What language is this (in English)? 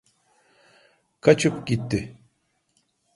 Turkish